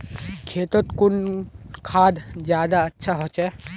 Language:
Magahi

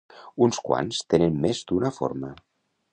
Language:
Catalan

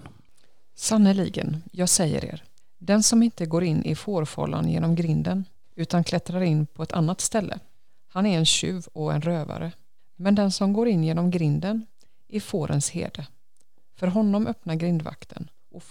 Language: Swedish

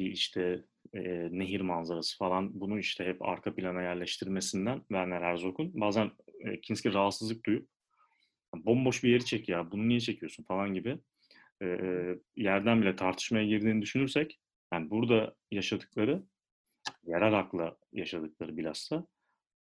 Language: Turkish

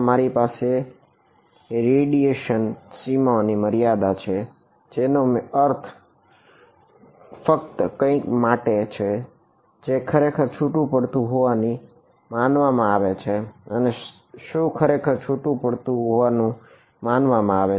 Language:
Gujarati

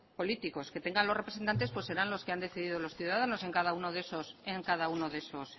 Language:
Spanish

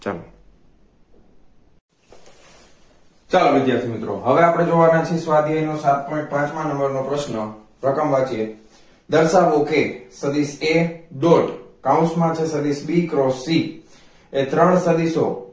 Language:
Gujarati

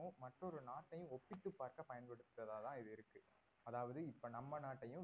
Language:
Tamil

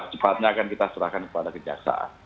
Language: Indonesian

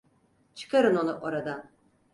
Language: Turkish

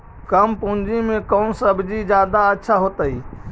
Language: Magahi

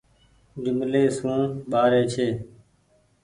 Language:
Goaria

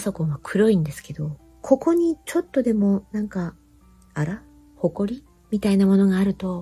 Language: Japanese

